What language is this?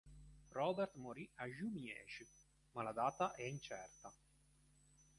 Italian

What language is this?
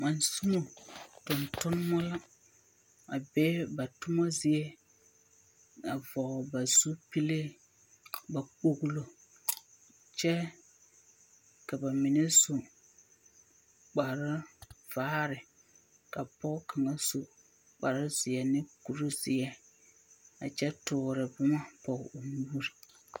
Southern Dagaare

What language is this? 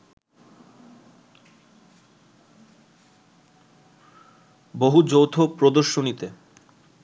Bangla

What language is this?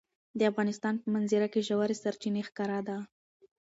Pashto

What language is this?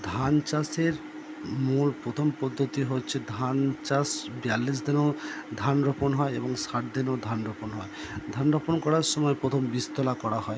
Bangla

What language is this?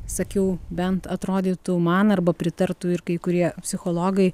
Lithuanian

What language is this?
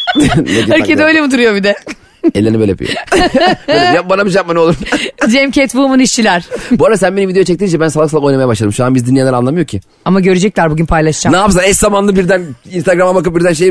Turkish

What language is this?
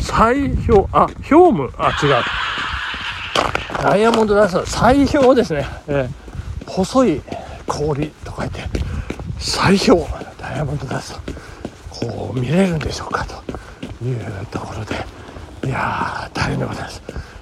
Japanese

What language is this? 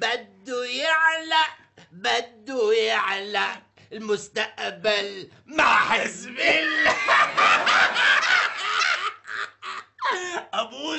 Arabic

